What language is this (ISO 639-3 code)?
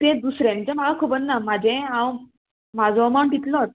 kok